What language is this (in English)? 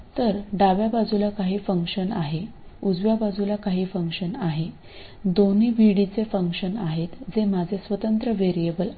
Marathi